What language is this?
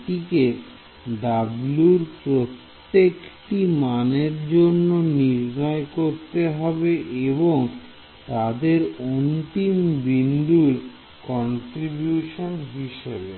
Bangla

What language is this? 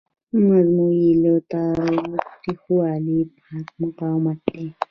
Pashto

